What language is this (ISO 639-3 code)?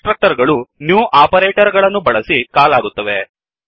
kan